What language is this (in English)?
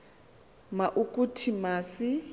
Xhosa